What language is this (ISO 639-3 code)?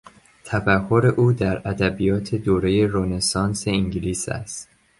fas